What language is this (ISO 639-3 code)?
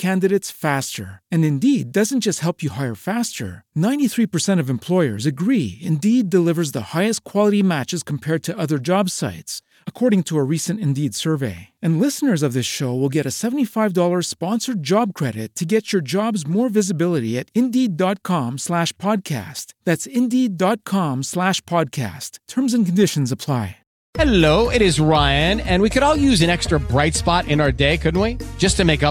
ita